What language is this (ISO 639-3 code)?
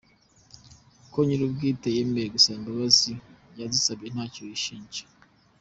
kin